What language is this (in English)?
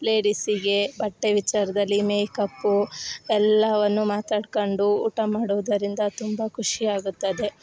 Kannada